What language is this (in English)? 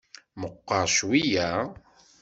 Kabyle